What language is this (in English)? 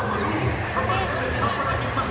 Thai